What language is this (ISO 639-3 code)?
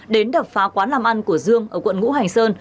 vie